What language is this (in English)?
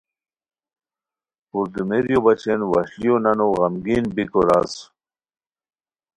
Khowar